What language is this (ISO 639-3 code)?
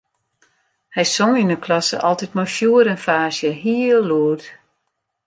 fry